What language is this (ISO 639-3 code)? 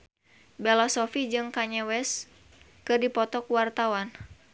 sun